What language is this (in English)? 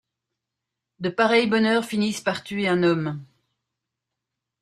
French